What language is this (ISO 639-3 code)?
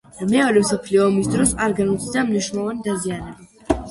kat